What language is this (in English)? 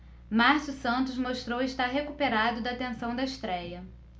Portuguese